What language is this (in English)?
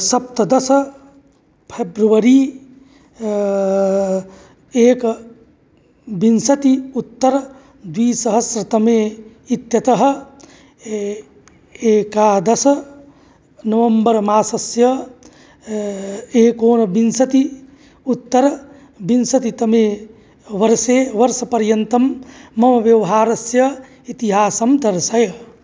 Sanskrit